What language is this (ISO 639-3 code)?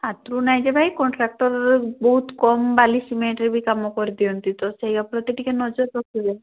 ori